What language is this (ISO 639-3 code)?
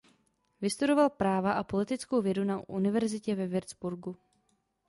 ces